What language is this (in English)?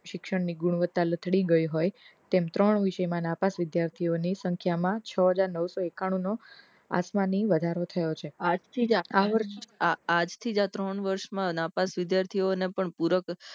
Gujarati